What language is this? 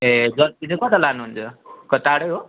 Nepali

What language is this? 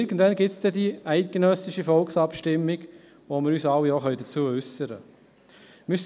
Swiss German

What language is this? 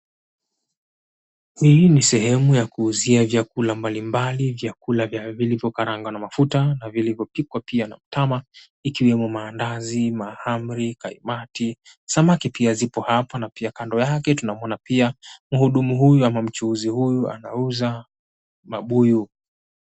Swahili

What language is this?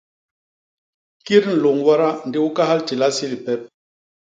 Basaa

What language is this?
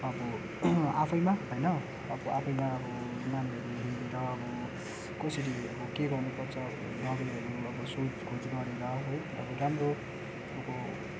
Nepali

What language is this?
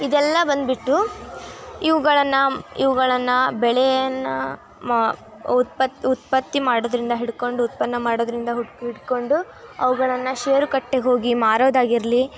Kannada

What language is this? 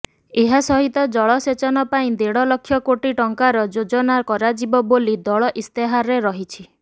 Odia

